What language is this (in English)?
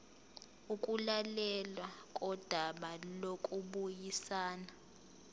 Zulu